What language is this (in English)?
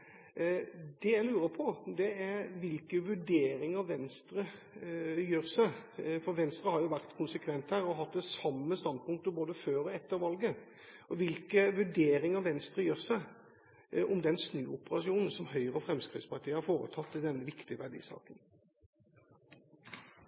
Norwegian Bokmål